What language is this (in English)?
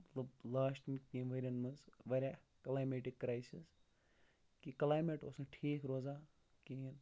Kashmiri